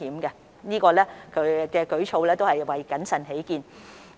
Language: Cantonese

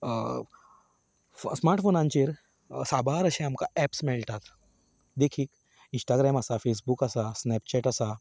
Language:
Konkani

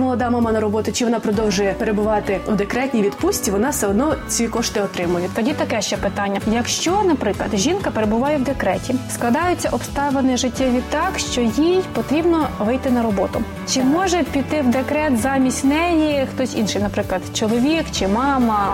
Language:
Ukrainian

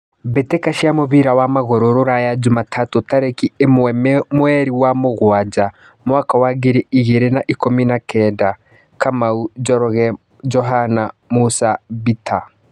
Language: Kikuyu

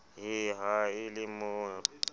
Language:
Southern Sotho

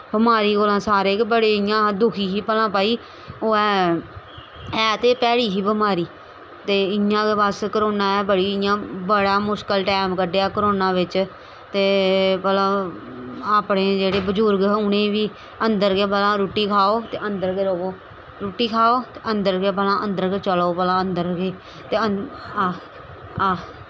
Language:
Dogri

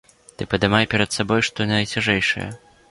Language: Belarusian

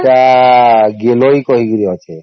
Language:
Odia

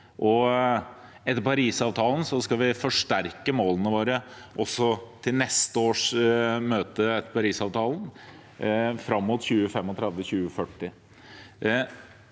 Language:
Norwegian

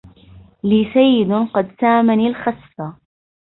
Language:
Arabic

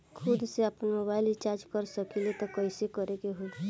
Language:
Bhojpuri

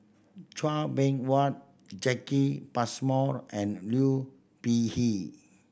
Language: English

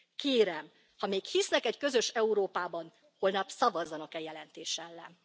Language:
Hungarian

